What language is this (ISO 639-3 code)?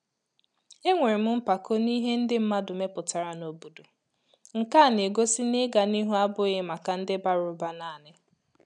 ibo